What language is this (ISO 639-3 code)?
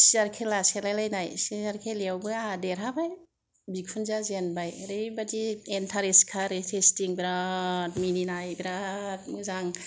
brx